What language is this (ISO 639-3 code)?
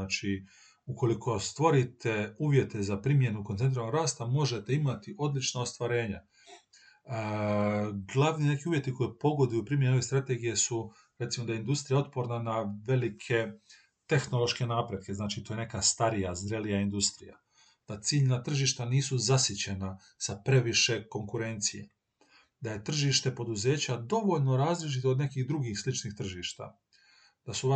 hrv